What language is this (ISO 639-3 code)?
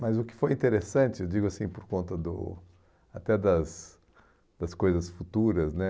por